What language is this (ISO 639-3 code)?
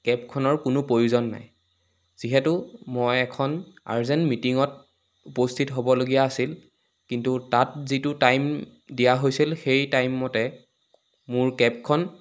asm